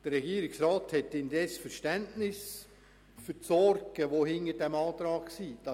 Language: Swiss German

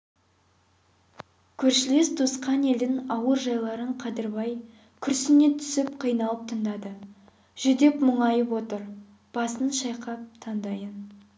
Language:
Kazakh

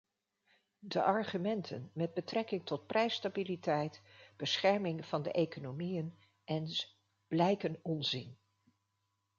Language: Dutch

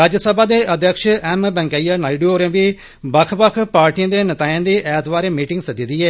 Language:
Dogri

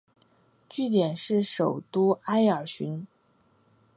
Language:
Chinese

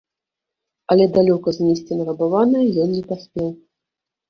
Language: Belarusian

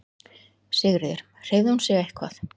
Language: Icelandic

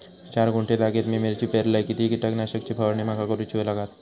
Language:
Marathi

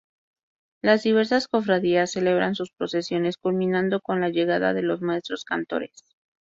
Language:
Spanish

